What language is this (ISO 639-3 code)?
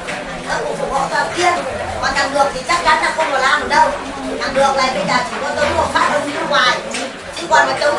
vie